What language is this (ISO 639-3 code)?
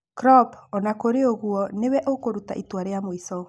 kik